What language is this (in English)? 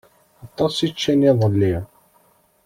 Kabyle